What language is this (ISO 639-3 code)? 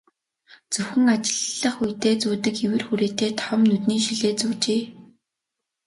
mon